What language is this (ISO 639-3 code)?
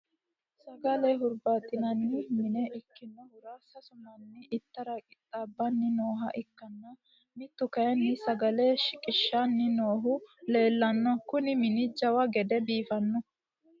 sid